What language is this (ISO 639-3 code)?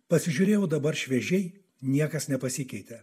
lit